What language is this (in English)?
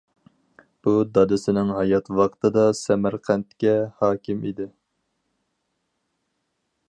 Uyghur